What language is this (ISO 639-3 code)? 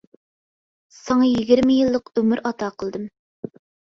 uig